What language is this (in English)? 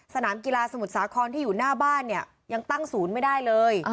Thai